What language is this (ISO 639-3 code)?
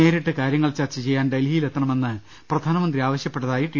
mal